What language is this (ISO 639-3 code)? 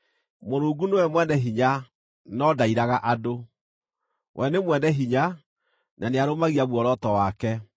kik